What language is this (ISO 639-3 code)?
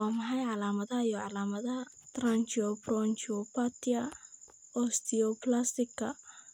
som